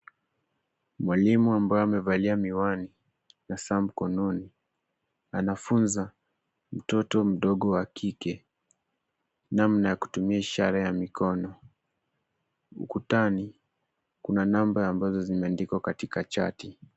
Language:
Swahili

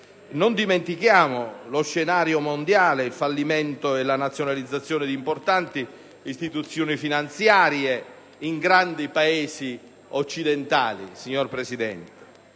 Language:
Italian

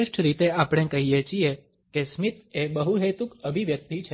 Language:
Gujarati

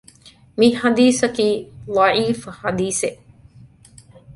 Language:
Divehi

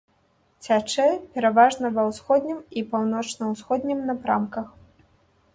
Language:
Belarusian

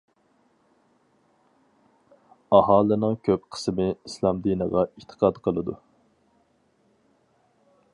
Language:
Uyghur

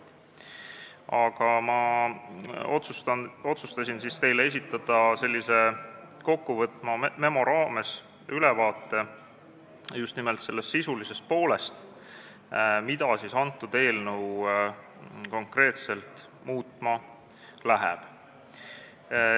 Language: Estonian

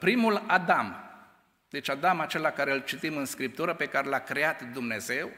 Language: Romanian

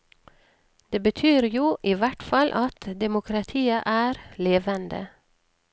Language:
Norwegian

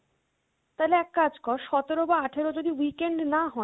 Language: Bangla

